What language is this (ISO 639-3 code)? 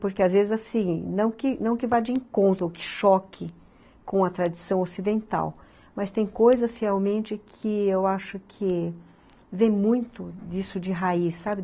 por